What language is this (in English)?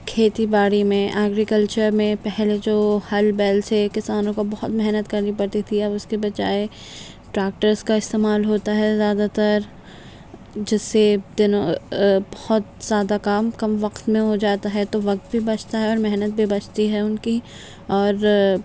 Urdu